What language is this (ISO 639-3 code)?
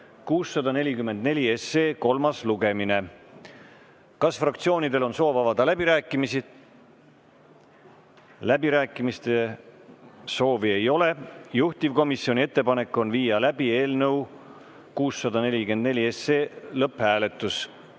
est